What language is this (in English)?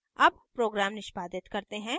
Hindi